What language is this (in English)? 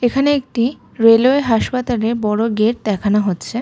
Bangla